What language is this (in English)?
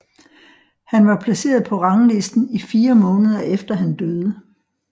Danish